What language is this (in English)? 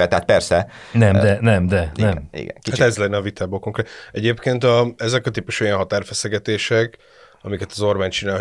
Hungarian